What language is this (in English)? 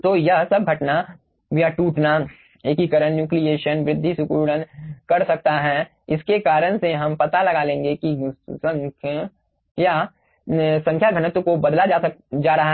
Hindi